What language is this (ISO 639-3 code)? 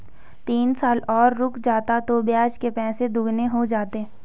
hin